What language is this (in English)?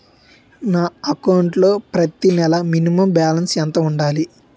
Telugu